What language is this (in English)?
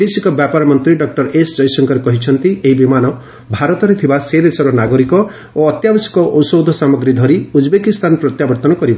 Odia